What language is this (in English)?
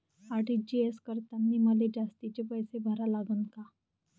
Marathi